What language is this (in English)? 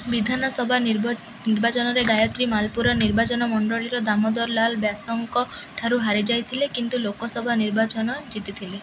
Odia